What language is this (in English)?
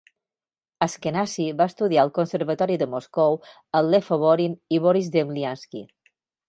Catalan